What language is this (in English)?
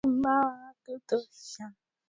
Swahili